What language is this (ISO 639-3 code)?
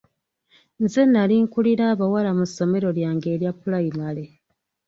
lug